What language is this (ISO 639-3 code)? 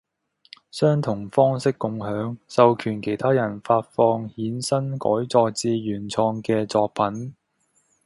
yue